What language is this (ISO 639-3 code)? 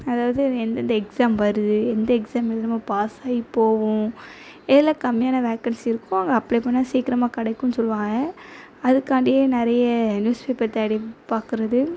tam